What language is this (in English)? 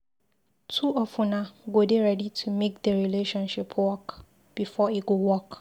Nigerian Pidgin